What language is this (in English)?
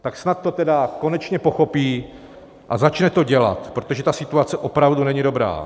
Czech